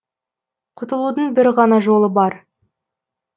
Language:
Kazakh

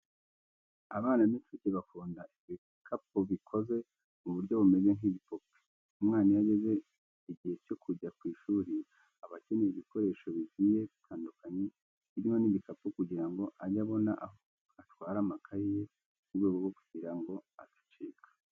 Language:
Kinyarwanda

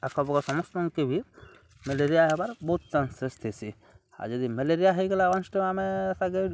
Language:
Odia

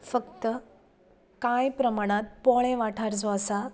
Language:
Konkani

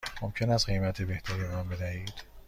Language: Persian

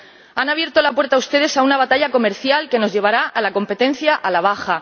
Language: Spanish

